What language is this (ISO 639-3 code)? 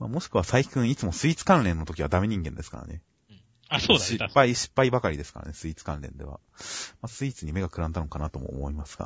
jpn